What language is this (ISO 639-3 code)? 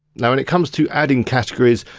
eng